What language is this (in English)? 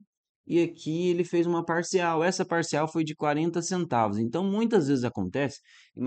Portuguese